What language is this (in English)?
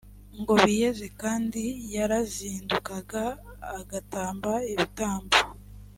Kinyarwanda